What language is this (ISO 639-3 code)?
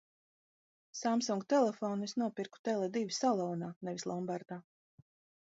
lav